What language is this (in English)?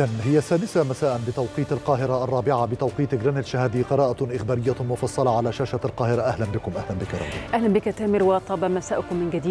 Arabic